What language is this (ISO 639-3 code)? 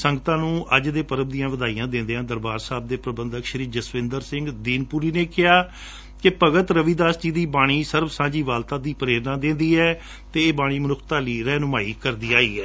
pan